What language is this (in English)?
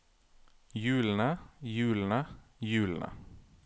Norwegian